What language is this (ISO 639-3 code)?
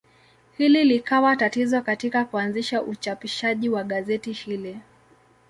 swa